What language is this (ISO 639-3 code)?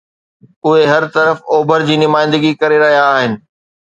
snd